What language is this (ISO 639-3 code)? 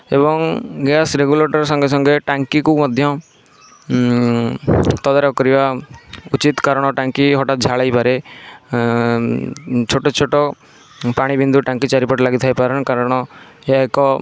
ori